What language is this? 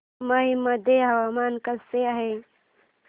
Marathi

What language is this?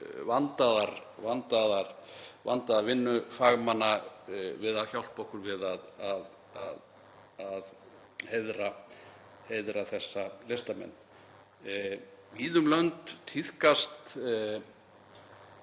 Icelandic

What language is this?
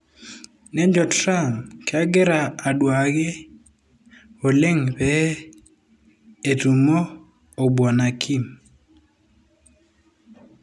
Masai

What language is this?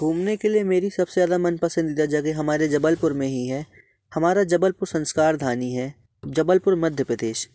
Hindi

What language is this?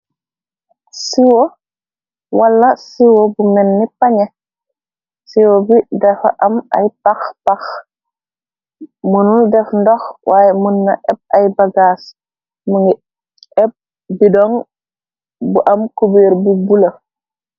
Wolof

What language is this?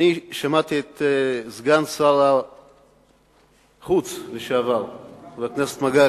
Hebrew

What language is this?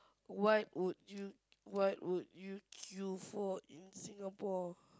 English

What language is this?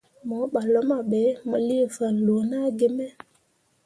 Mundang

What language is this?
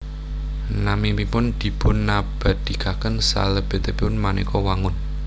Javanese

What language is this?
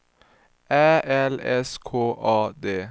Swedish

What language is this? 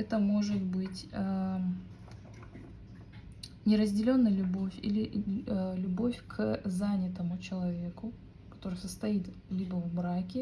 Russian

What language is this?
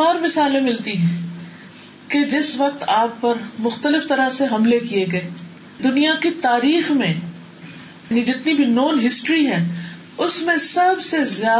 Urdu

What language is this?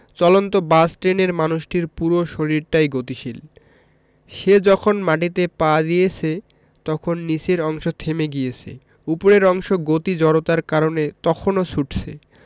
Bangla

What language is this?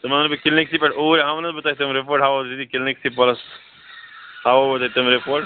Kashmiri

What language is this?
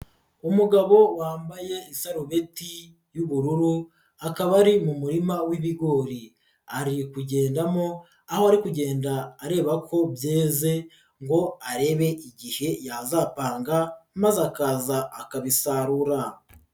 Kinyarwanda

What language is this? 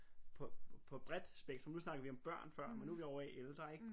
Danish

